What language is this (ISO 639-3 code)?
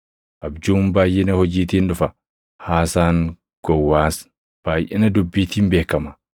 orm